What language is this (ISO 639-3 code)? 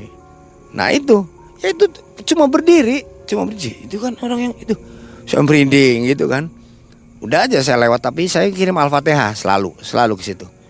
ind